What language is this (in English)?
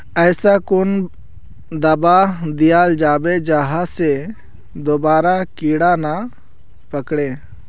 Magahi